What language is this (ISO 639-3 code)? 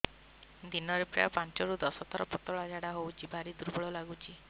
ori